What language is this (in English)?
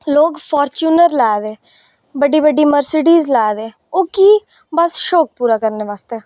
Dogri